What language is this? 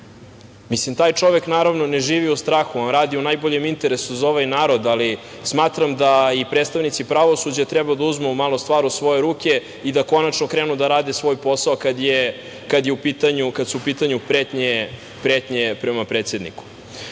Serbian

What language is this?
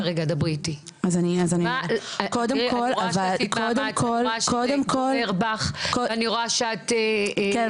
Hebrew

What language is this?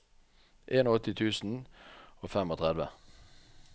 Norwegian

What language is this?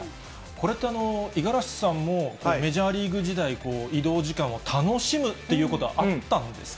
Japanese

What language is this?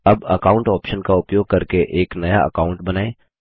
Hindi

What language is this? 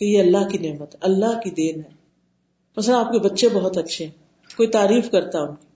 Urdu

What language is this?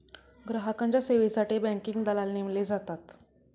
Marathi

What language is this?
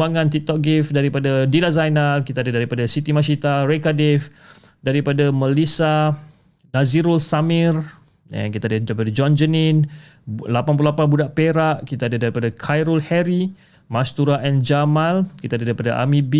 Malay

